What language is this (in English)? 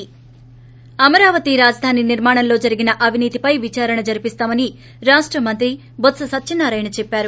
Telugu